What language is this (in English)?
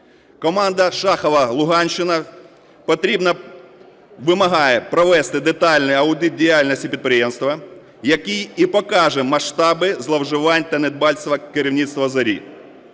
Ukrainian